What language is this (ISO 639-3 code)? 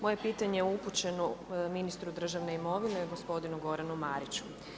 hrv